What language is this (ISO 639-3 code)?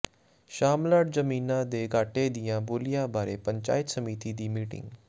pan